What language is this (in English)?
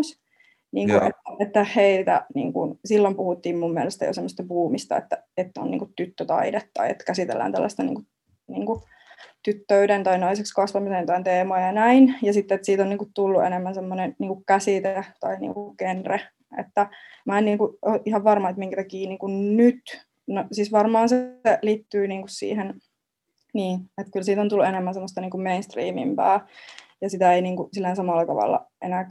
Finnish